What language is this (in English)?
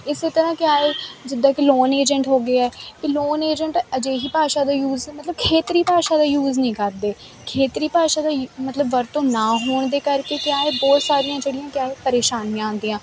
Punjabi